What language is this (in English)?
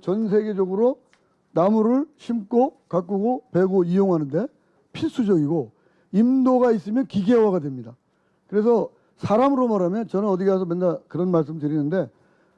Korean